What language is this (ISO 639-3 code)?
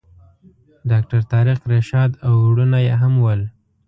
pus